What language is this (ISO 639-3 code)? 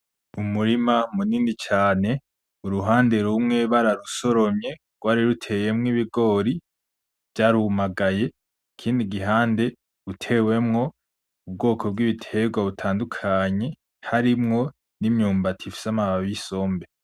run